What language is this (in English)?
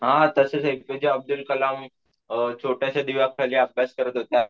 Marathi